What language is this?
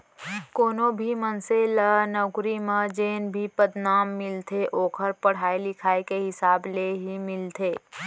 Chhattisgarhi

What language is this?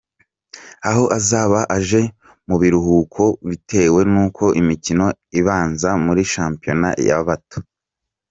Kinyarwanda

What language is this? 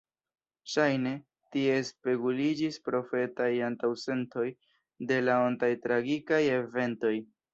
Esperanto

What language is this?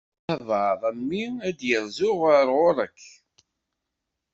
Kabyle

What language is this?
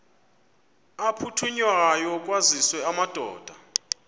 Xhosa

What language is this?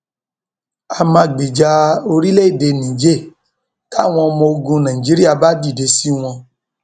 Yoruba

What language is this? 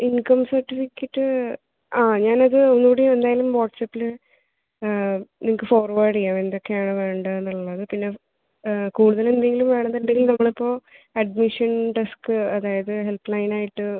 Malayalam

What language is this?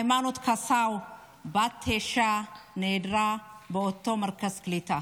Hebrew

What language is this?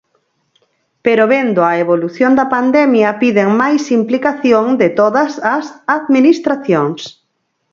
Galician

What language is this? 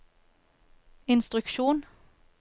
Norwegian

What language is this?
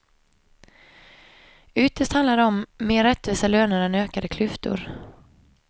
Swedish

